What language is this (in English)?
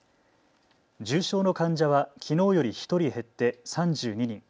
Japanese